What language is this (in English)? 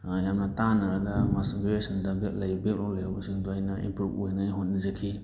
Manipuri